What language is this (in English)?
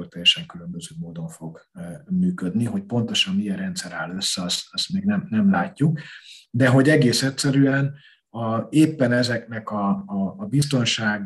Hungarian